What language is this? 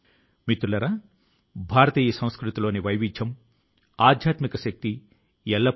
Telugu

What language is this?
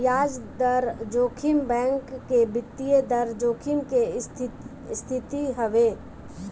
Bhojpuri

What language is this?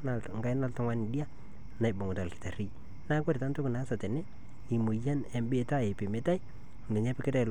Masai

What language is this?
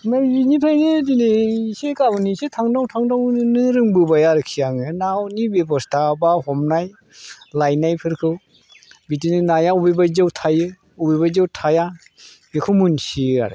Bodo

